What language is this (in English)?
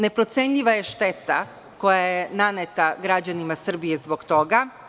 Serbian